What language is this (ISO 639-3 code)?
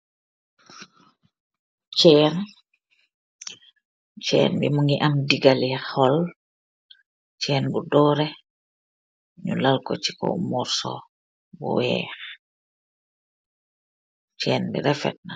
wol